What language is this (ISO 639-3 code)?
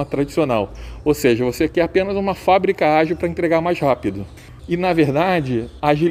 por